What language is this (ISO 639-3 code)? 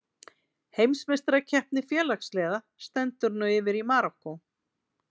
isl